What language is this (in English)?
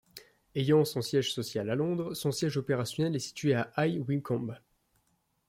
French